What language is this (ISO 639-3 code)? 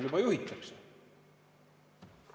est